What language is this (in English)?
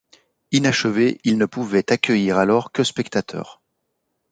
French